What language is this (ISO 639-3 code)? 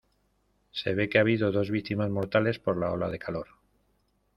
spa